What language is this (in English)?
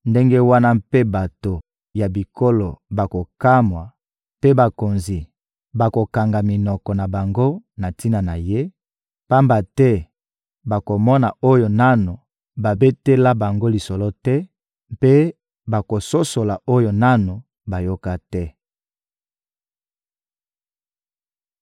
Lingala